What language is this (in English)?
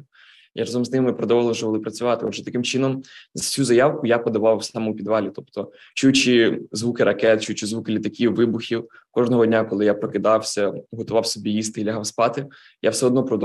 Ukrainian